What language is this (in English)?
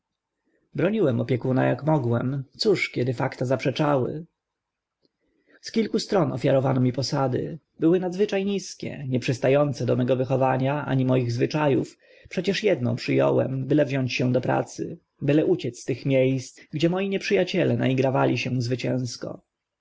Polish